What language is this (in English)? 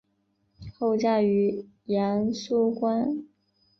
Chinese